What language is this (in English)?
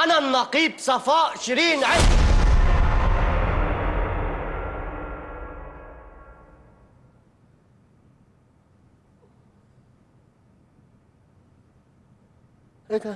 Arabic